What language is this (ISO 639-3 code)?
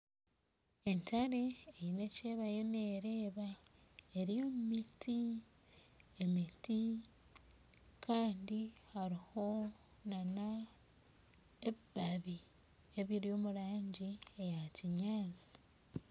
nyn